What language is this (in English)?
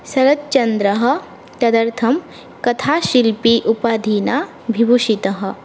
Sanskrit